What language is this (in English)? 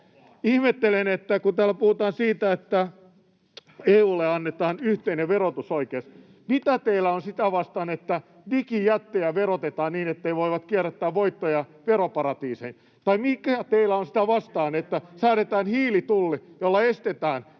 Finnish